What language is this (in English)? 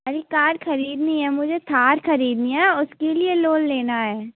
Hindi